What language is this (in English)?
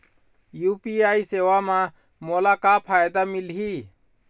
Chhattisgarhi